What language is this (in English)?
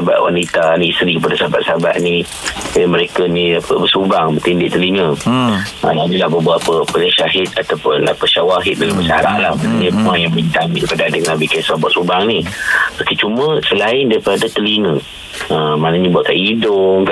Malay